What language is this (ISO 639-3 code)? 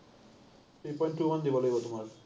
asm